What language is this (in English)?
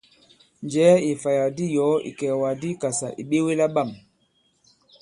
Bankon